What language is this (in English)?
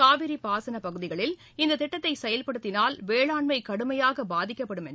Tamil